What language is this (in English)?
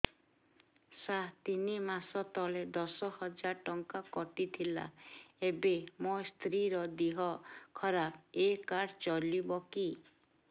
Odia